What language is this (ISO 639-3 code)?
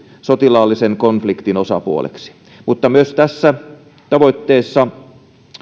fin